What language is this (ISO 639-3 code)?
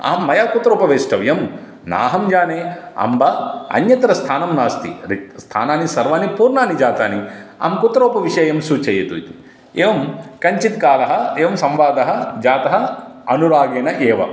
san